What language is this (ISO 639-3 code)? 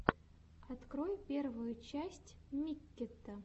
rus